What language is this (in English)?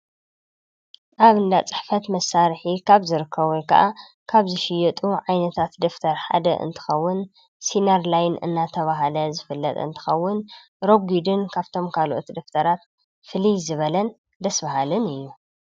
Tigrinya